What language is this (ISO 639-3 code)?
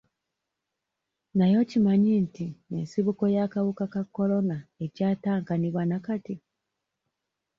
lug